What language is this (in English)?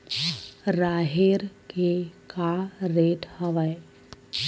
Chhattisgarhi